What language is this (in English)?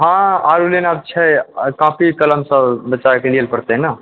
Maithili